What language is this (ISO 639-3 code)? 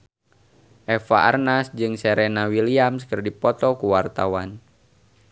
sun